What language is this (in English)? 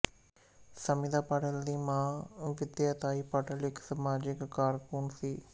Punjabi